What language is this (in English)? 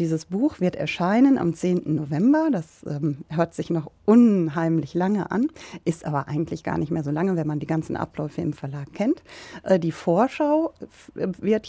German